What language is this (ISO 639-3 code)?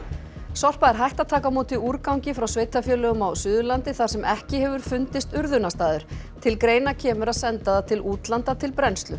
isl